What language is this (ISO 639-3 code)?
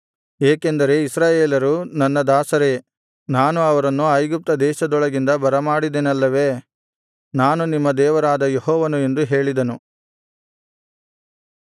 kan